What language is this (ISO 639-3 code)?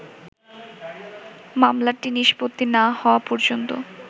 ben